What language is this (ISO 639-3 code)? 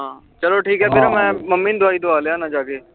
pan